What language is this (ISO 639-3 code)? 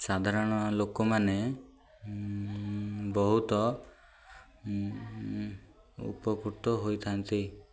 ori